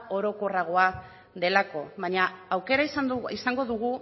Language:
Basque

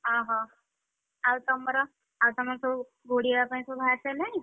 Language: Odia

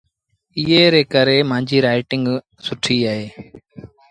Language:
Sindhi Bhil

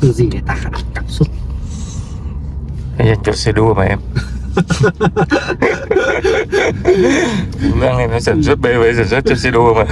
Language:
Vietnamese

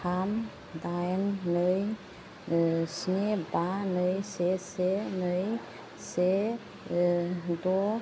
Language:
Bodo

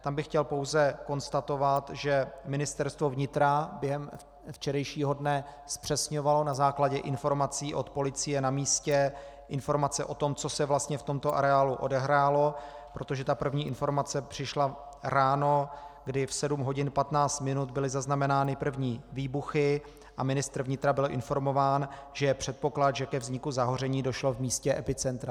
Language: Czech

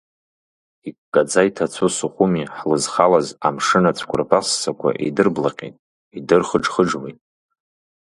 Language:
Abkhazian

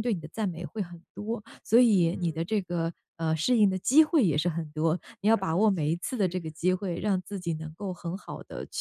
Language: Chinese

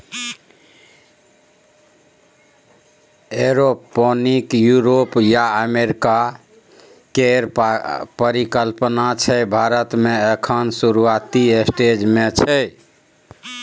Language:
Maithili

